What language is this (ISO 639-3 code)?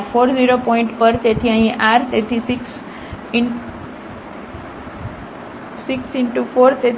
guj